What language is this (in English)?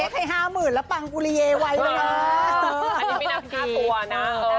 Thai